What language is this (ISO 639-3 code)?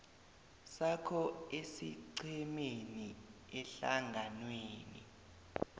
nbl